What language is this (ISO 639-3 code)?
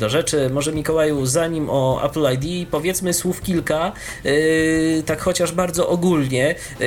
pol